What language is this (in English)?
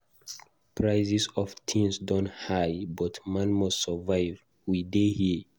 Nigerian Pidgin